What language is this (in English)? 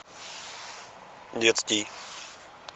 Russian